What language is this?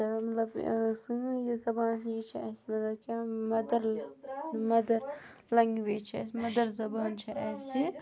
Kashmiri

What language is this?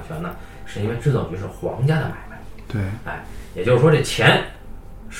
Chinese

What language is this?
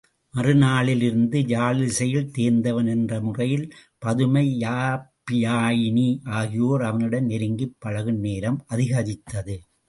Tamil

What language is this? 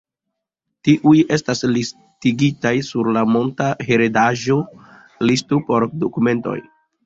Esperanto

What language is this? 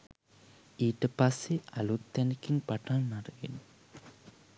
Sinhala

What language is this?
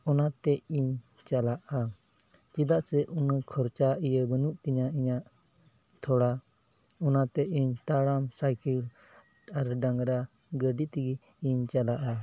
Santali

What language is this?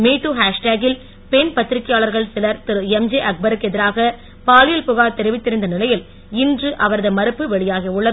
Tamil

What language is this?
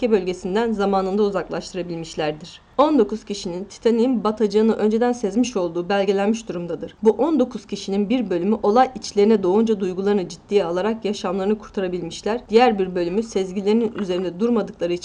Turkish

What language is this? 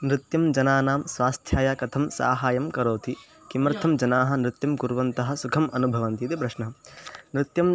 Sanskrit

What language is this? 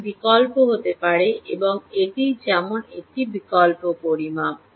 Bangla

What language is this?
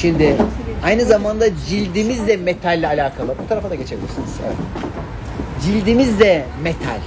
Turkish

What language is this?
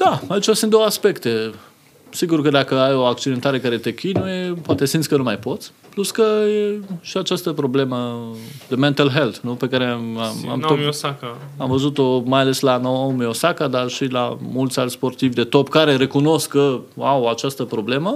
Romanian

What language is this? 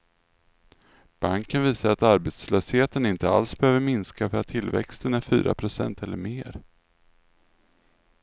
Swedish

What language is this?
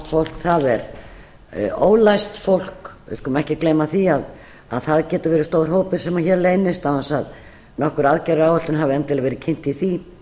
Icelandic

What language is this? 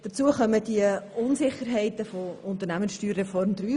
Swiss German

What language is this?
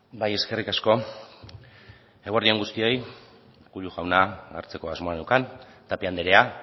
Basque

